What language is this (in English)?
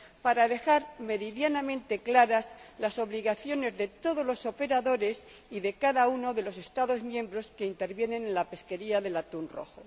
Spanish